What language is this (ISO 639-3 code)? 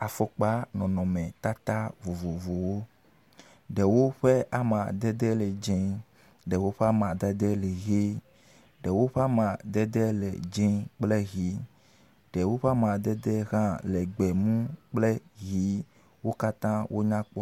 ewe